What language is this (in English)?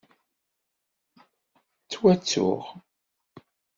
Kabyle